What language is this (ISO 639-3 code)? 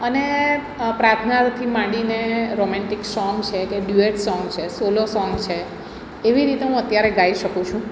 guj